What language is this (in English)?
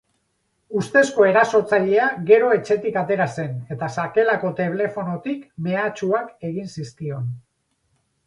Basque